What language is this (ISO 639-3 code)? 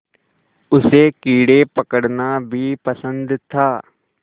hin